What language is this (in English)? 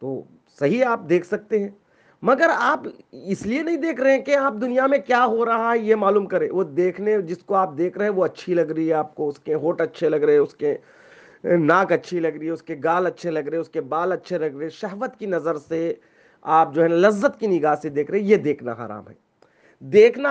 Urdu